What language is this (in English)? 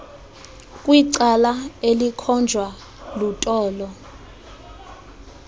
Xhosa